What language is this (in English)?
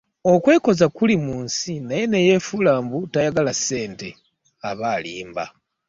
Ganda